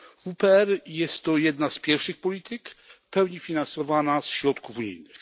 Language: Polish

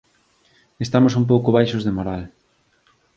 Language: Galician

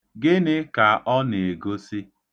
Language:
Igbo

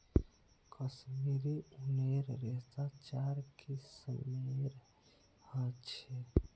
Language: Magahi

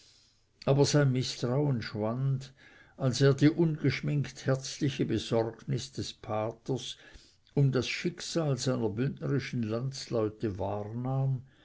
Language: German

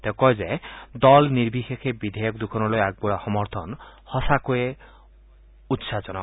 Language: Assamese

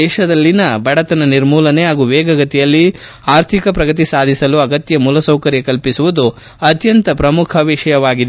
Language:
Kannada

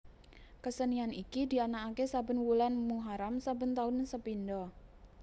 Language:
Javanese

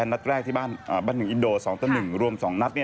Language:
Thai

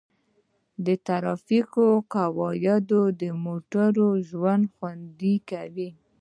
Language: Pashto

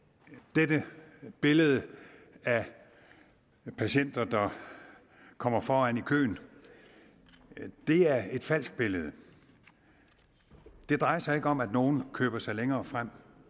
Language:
Danish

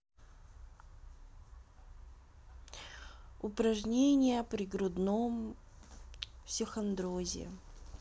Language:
Russian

